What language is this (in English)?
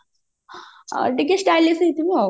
Odia